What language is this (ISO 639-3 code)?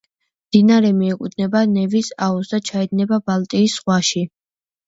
kat